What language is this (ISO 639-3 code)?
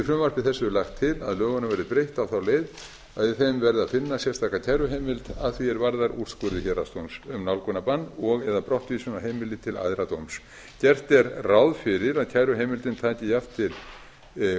isl